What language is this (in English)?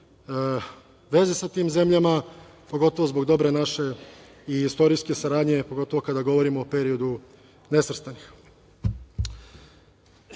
Serbian